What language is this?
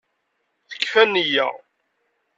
Kabyle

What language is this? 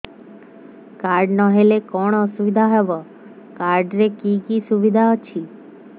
Odia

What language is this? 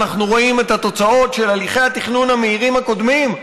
Hebrew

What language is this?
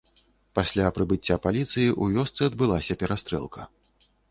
Belarusian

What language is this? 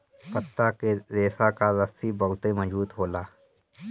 Bhojpuri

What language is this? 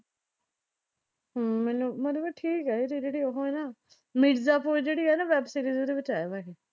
Punjabi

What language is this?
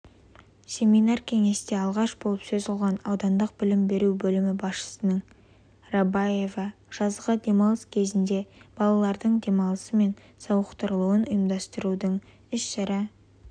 Kazakh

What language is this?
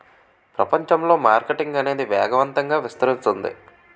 Telugu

